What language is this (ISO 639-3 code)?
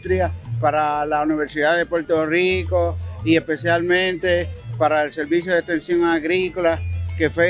spa